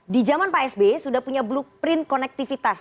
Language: Indonesian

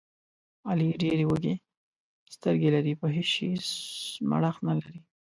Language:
Pashto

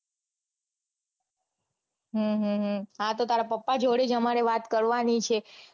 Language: Gujarati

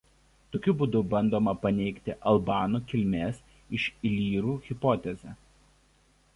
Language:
Lithuanian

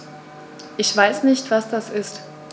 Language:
German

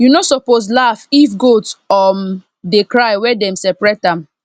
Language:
Nigerian Pidgin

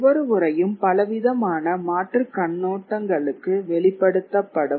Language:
Tamil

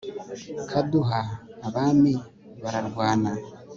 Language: Kinyarwanda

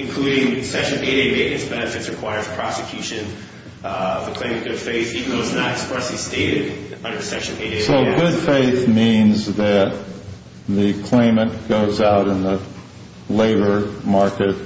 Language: English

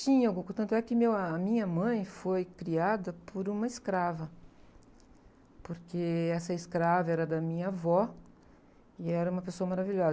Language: Portuguese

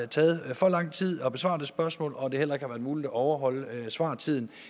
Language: Danish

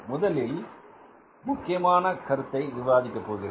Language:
Tamil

